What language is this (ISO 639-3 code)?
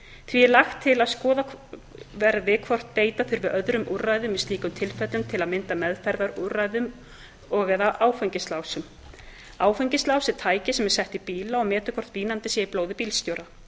isl